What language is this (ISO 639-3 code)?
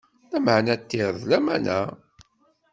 kab